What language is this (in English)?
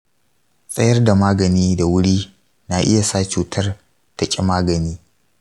Hausa